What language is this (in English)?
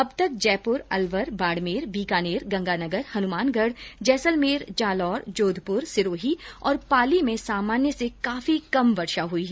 Hindi